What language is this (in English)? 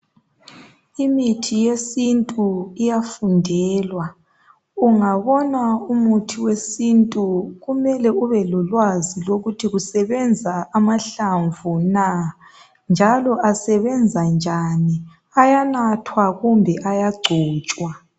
North Ndebele